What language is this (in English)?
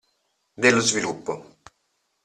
Italian